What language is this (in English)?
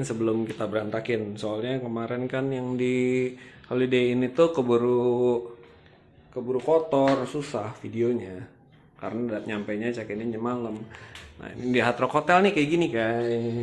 Indonesian